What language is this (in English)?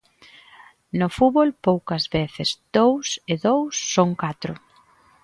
Galician